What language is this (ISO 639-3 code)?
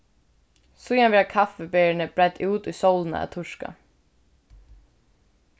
fao